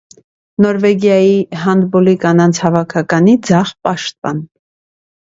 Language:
Armenian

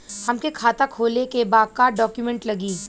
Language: Bhojpuri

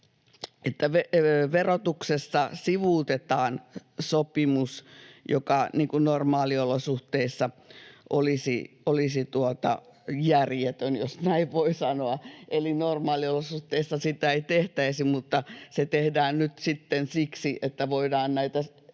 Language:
Finnish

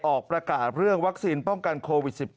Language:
Thai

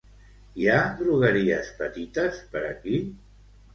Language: Catalan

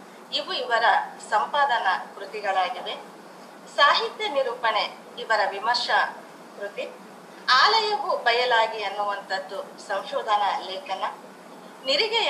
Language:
Kannada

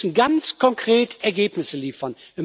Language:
German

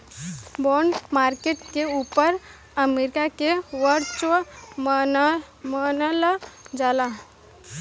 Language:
Bhojpuri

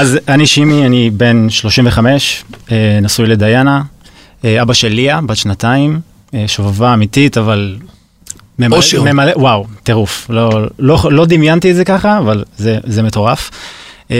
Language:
Hebrew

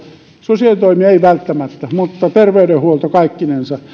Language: Finnish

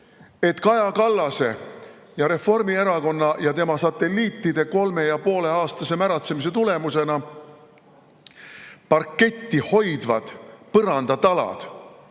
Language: Estonian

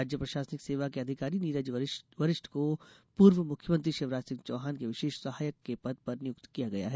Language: Hindi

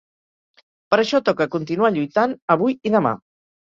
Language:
Catalan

